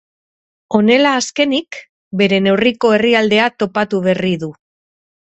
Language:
Basque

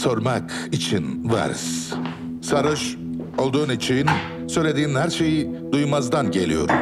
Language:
Turkish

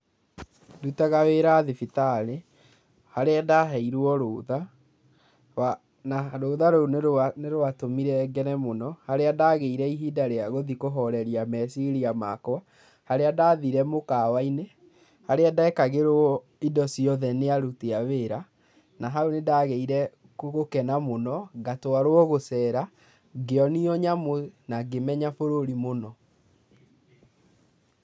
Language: Kikuyu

